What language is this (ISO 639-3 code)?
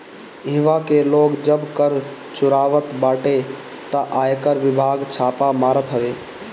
bho